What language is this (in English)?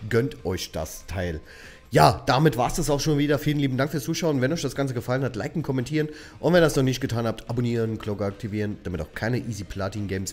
German